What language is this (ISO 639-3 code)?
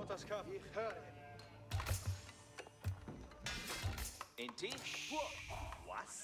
pol